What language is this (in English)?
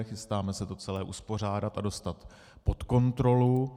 Czech